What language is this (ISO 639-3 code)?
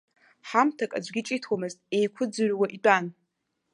abk